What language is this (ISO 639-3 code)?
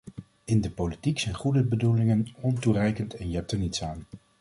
nld